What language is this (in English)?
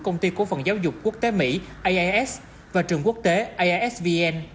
Vietnamese